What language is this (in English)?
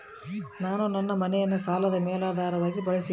Kannada